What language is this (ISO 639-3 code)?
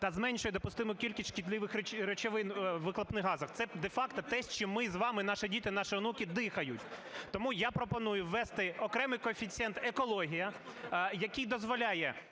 ukr